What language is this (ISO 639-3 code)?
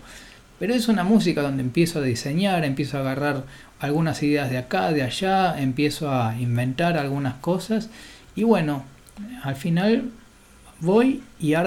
spa